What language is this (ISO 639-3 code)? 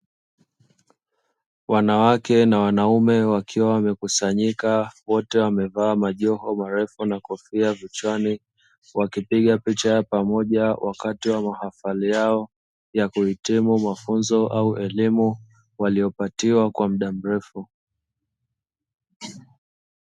swa